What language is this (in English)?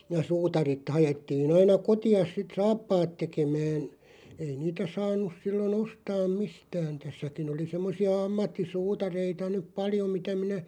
Finnish